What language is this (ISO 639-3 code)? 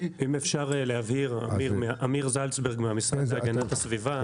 heb